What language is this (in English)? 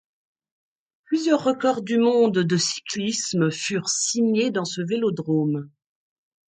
French